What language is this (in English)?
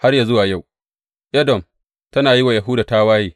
Hausa